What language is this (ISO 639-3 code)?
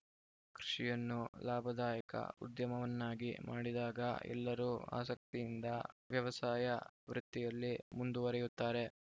kan